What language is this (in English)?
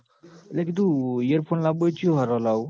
Gujarati